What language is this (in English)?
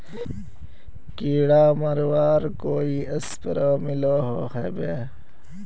Magahi